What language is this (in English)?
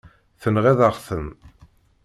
Kabyle